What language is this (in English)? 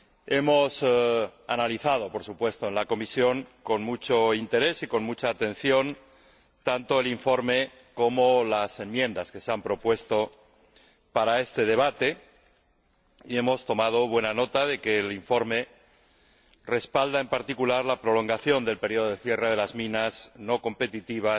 Spanish